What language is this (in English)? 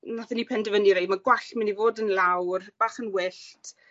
Welsh